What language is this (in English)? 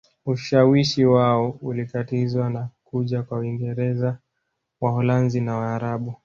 Swahili